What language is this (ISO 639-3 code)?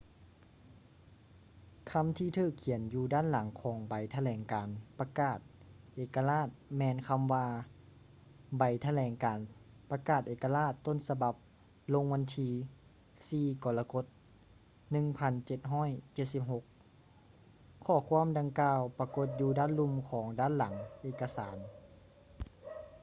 lao